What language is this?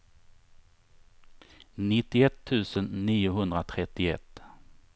Swedish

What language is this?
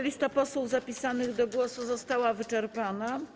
Polish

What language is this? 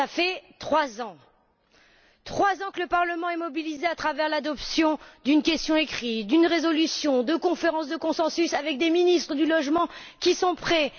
French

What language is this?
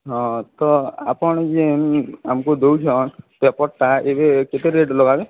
Odia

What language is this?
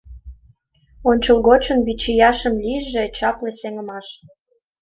Mari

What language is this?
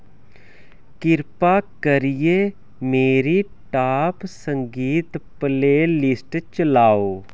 Dogri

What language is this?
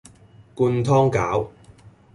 Cantonese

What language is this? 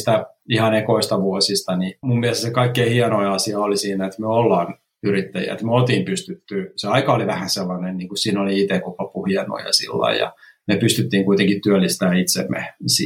Finnish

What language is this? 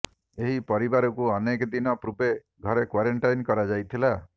Odia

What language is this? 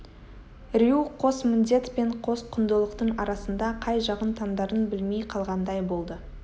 Kazakh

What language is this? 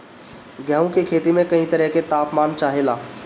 Bhojpuri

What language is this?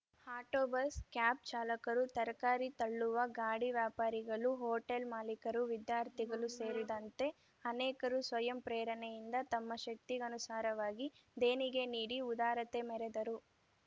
Kannada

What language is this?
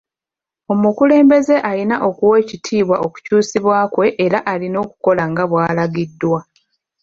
Ganda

